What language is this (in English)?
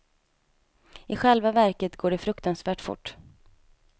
Swedish